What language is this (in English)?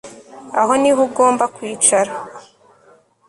Kinyarwanda